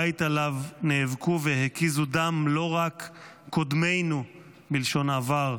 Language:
Hebrew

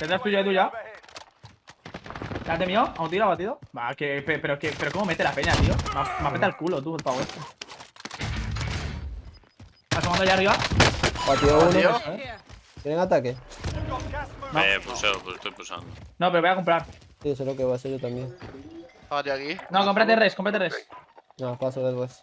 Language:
Spanish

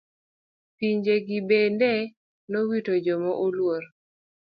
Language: Luo (Kenya and Tanzania)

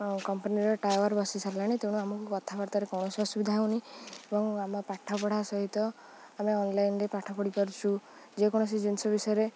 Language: Odia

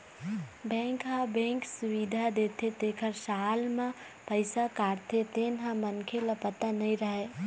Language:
Chhattisgarhi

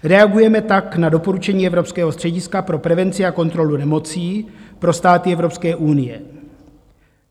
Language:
Czech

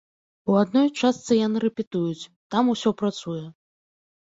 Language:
Belarusian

